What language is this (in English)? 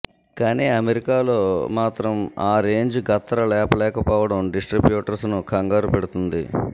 Telugu